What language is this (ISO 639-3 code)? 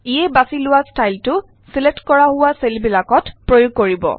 asm